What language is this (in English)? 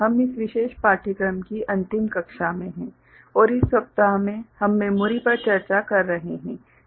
Hindi